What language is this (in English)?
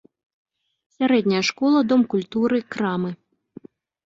Belarusian